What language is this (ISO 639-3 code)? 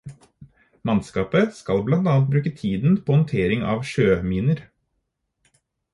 nob